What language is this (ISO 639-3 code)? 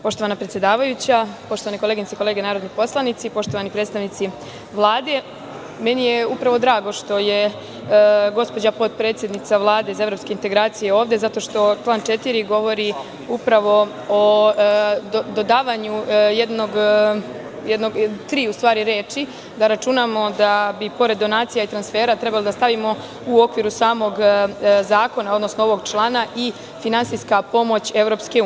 srp